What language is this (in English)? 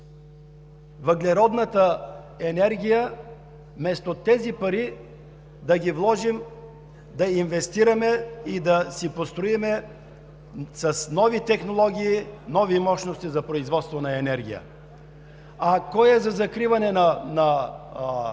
Bulgarian